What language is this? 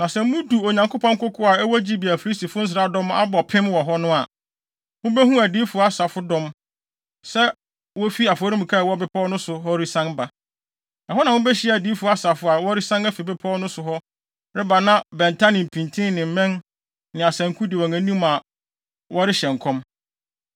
Akan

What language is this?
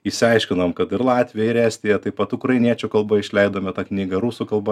Lithuanian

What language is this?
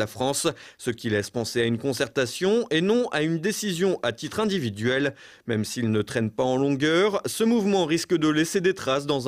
French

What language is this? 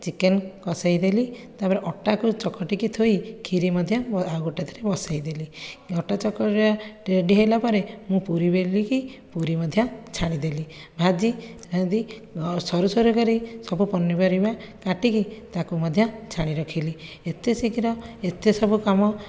Odia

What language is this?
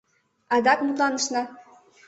Mari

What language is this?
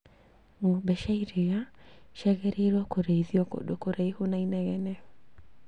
Kikuyu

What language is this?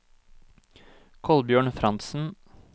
Norwegian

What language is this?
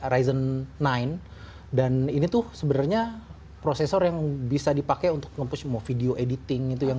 Indonesian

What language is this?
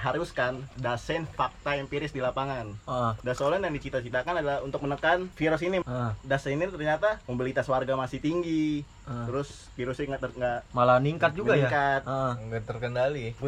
Indonesian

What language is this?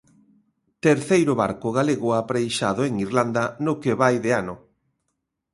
Galician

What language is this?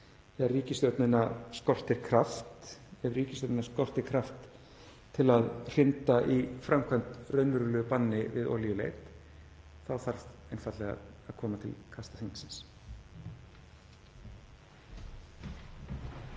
Icelandic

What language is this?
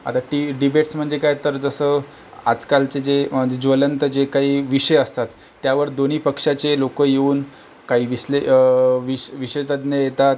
Marathi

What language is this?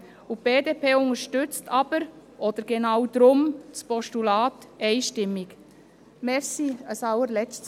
Swiss German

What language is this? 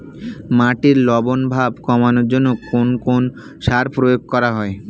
Bangla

